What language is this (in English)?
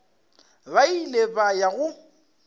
Northern Sotho